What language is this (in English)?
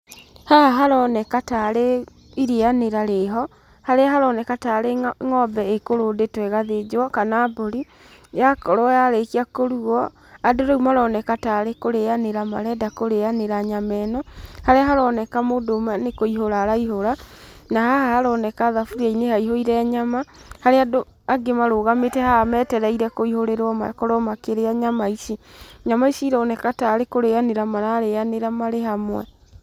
Kikuyu